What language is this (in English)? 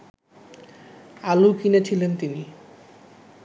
Bangla